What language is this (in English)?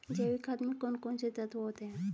Hindi